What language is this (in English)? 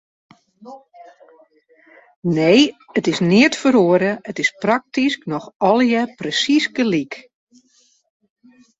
Western Frisian